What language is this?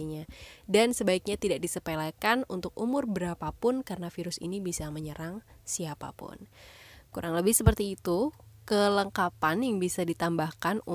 Indonesian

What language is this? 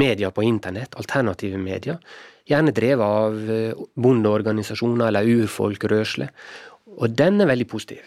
Swedish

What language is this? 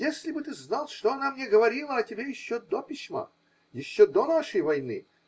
Russian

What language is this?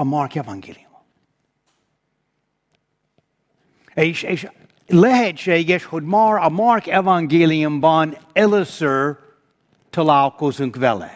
Hungarian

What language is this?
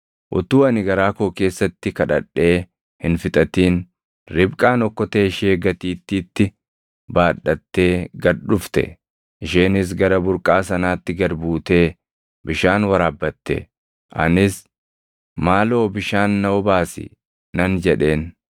Oromo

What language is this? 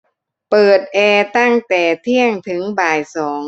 Thai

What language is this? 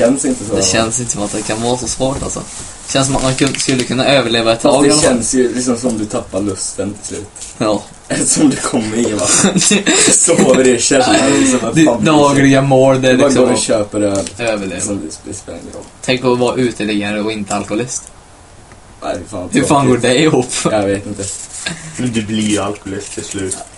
Swedish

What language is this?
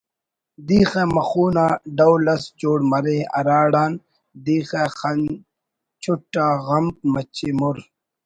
Brahui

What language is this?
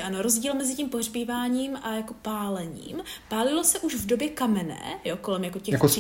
Czech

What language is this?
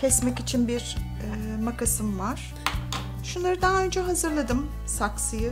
Turkish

